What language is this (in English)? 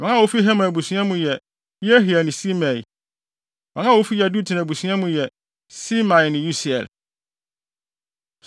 Akan